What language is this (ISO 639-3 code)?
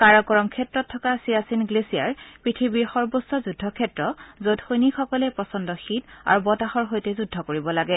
asm